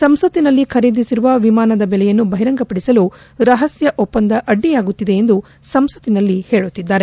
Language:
Kannada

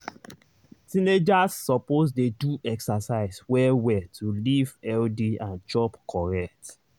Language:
Nigerian Pidgin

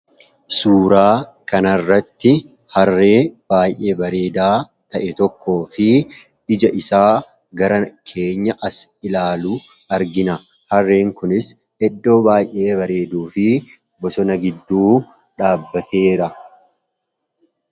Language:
Oromo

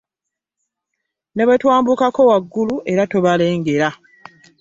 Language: Ganda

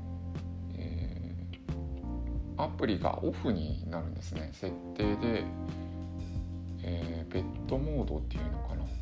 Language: Japanese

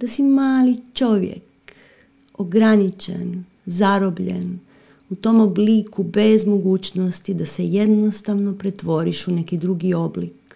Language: Croatian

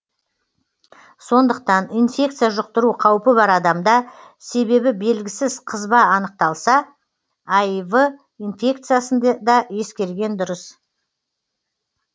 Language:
Kazakh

